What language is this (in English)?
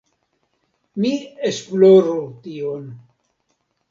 Esperanto